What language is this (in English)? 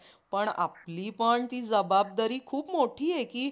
Marathi